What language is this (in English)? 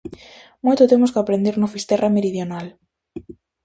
Galician